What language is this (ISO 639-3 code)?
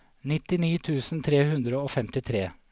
nor